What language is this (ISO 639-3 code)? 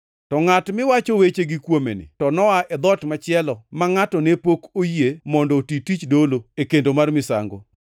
luo